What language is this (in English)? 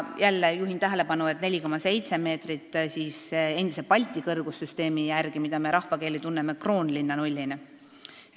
Estonian